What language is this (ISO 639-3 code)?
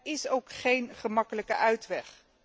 nld